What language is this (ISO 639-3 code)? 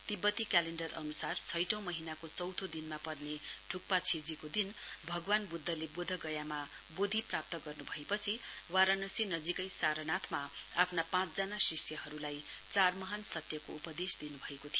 nep